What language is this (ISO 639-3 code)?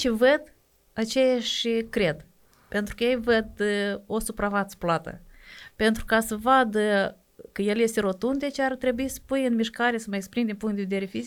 ron